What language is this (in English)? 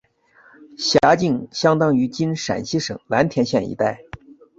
Chinese